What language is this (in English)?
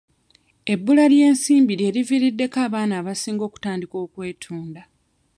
Ganda